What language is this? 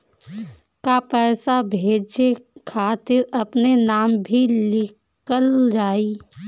Bhojpuri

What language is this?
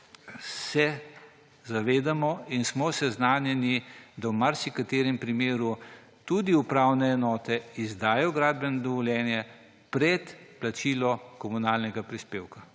Slovenian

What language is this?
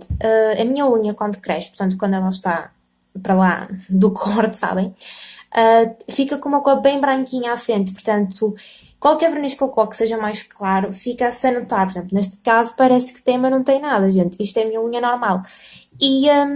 Portuguese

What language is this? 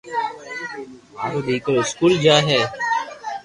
Loarki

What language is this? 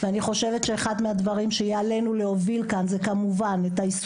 Hebrew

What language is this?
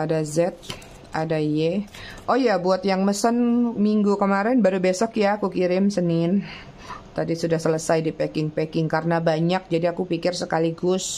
Indonesian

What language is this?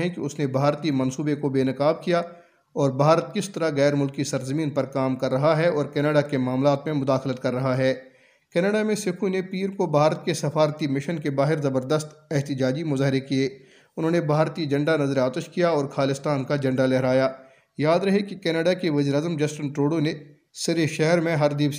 Urdu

